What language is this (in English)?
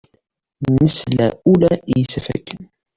Kabyle